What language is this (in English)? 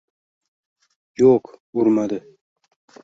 Uzbek